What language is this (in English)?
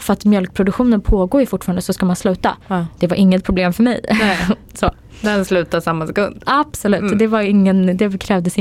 Swedish